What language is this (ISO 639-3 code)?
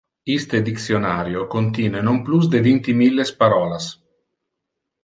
ina